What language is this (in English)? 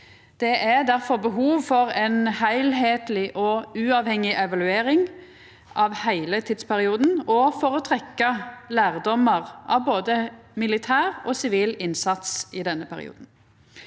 Norwegian